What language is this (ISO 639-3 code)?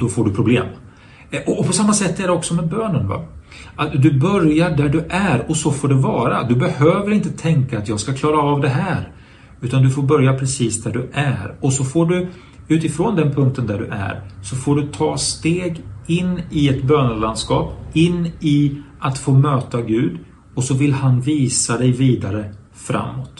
swe